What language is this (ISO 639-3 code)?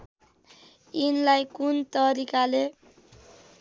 nep